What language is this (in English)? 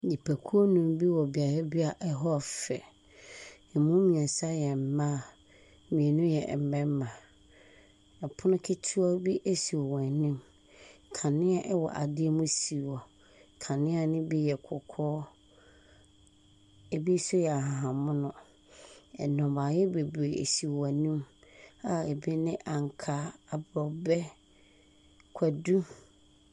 Akan